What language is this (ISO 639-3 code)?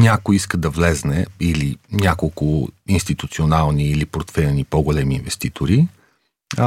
bul